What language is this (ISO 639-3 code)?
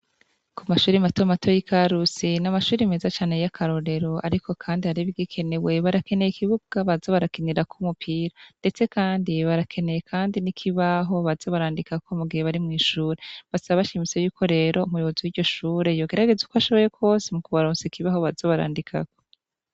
run